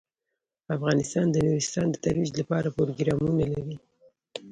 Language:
Pashto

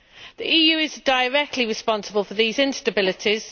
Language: English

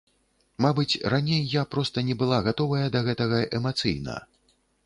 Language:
Belarusian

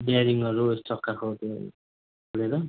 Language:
Nepali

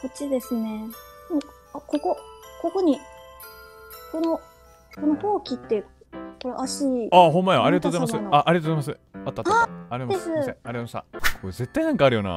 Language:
Japanese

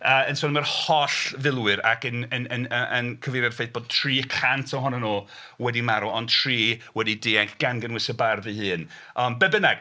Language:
Welsh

